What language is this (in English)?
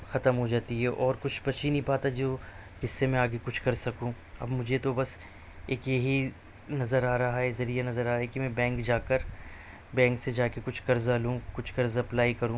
Urdu